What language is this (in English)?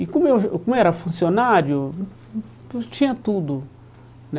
Portuguese